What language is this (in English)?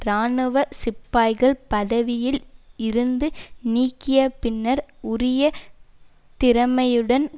Tamil